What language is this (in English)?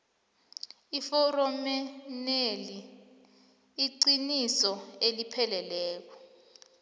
South Ndebele